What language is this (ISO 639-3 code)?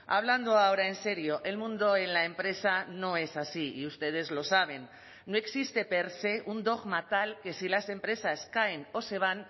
spa